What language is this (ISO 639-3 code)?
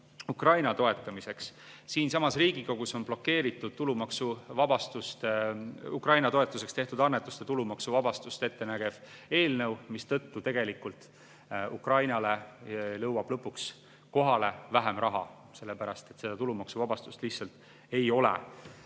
est